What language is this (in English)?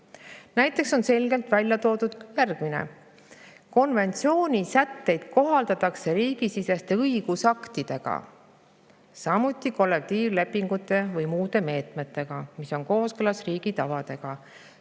Estonian